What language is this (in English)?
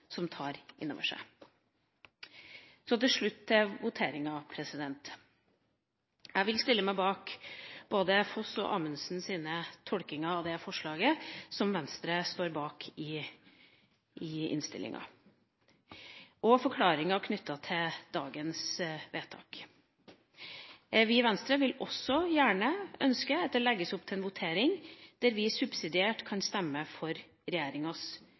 Norwegian Bokmål